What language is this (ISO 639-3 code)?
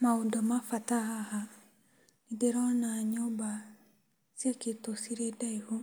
kik